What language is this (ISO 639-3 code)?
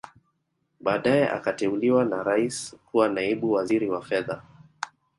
swa